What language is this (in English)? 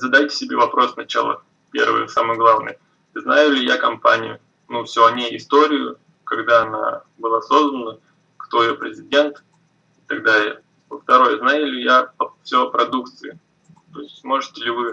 Russian